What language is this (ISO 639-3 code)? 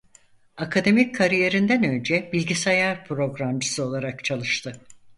tur